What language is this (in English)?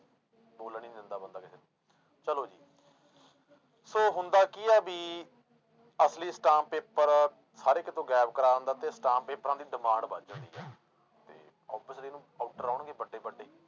Punjabi